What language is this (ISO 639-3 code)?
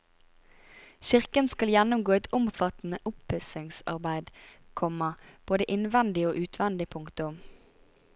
nor